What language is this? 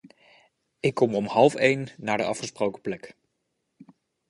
Dutch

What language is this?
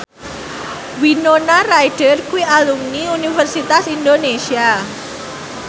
Javanese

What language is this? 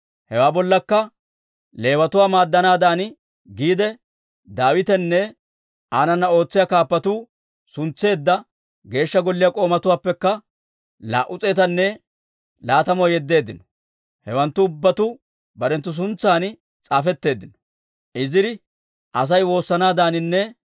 Dawro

